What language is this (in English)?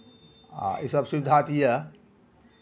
Maithili